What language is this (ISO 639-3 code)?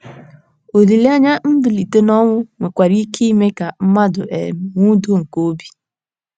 ibo